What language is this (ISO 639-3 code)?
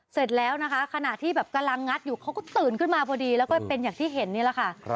tha